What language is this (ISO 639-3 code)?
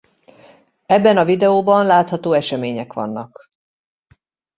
hun